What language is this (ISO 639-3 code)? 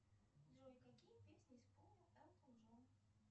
rus